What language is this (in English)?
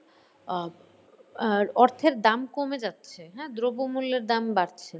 Bangla